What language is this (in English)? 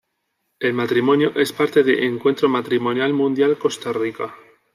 Spanish